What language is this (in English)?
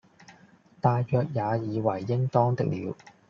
Cantonese